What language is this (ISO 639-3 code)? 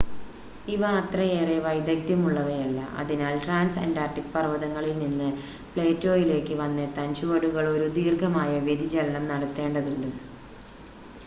mal